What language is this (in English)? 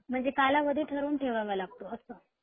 Marathi